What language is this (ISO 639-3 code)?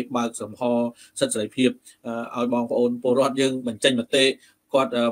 tha